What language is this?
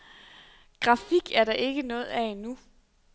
Danish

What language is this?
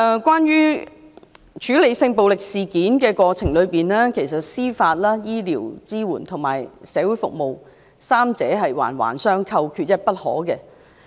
Cantonese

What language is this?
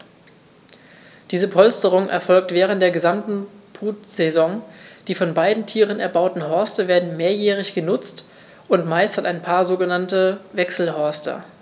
German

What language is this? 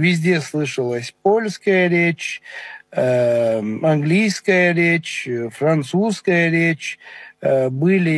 Russian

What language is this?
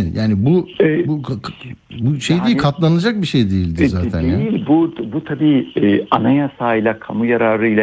Turkish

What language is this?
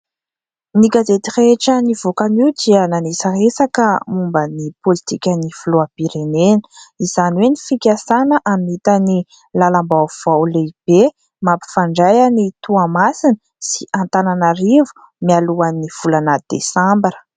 Malagasy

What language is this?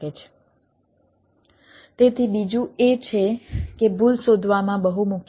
Gujarati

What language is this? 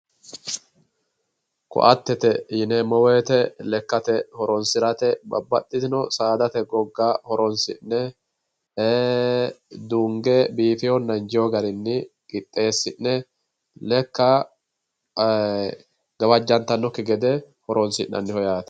Sidamo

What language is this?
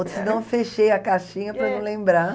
Portuguese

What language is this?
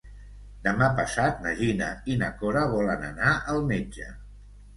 Catalan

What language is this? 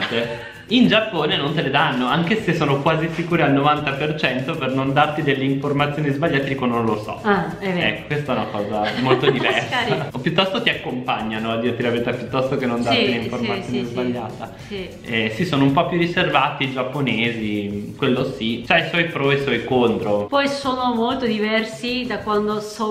Italian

